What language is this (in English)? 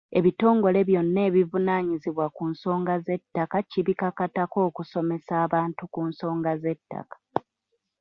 Ganda